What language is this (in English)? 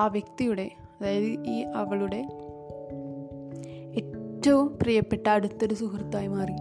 Malayalam